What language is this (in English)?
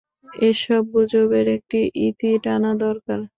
Bangla